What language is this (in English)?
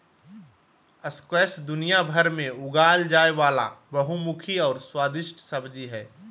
Magahi